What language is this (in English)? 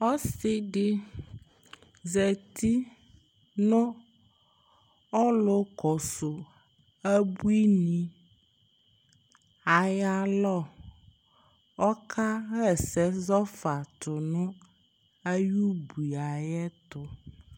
Ikposo